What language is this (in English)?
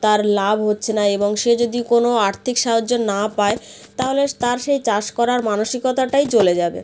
Bangla